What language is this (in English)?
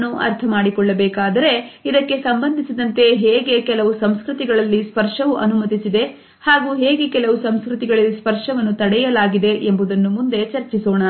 Kannada